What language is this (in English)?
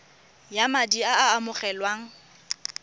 Tswana